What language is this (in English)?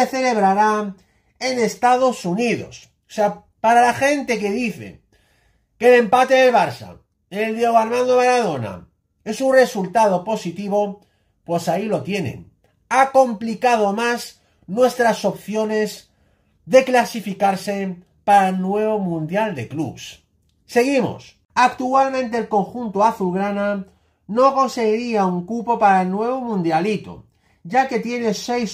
Spanish